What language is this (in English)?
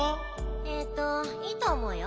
Japanese